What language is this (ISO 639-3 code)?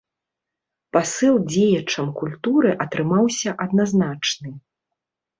bel